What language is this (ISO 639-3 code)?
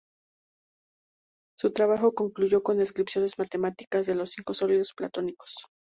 spa